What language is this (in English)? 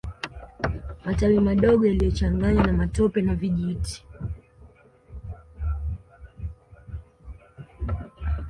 Swahili